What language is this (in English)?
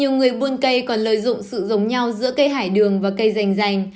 Vietnamese